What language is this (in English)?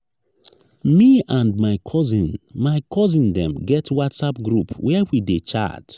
Nigerian Pidgin